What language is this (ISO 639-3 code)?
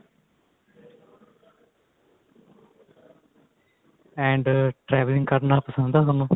pan